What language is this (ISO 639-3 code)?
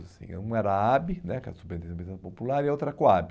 por